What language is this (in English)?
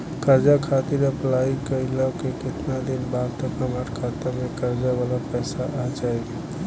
Bhojpuri